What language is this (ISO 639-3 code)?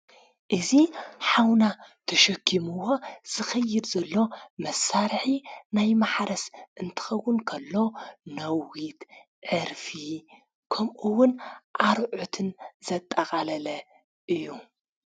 tir